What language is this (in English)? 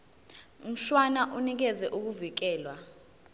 Zulu